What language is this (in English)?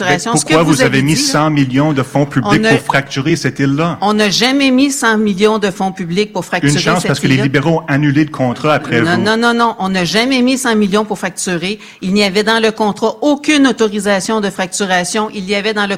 French